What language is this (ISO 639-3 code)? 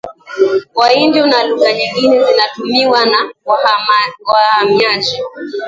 swa